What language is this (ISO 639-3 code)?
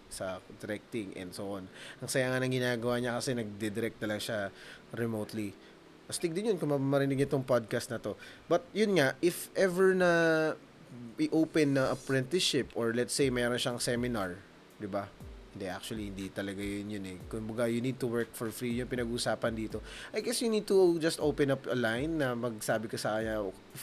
fil